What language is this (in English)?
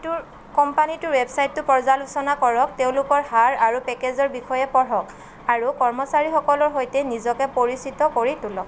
Assamese